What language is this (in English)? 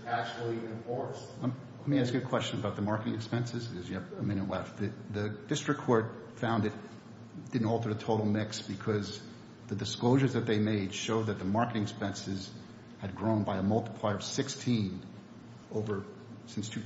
English